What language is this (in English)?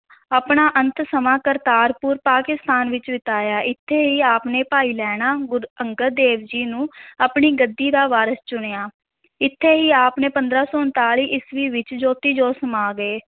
Punjabi